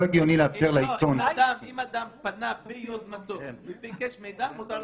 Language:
Hebrew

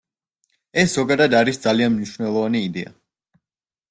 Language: Georgian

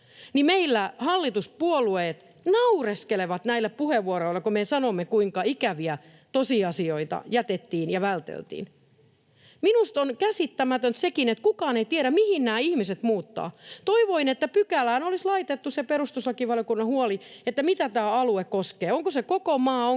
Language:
Finnish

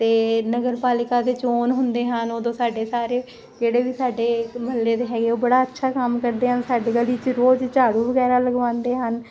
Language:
Punjabi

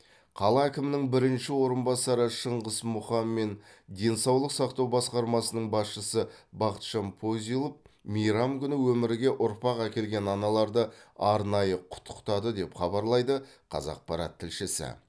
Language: Kazakh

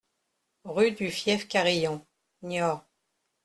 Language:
French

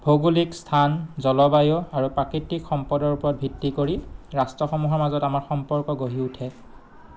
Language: Assamese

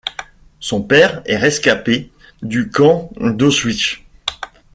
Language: French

